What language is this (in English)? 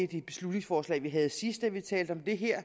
Danish